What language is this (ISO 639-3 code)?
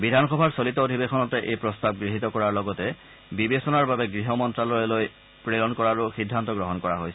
asm